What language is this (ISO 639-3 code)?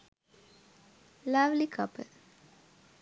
sin